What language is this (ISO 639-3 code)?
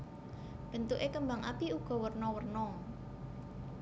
jav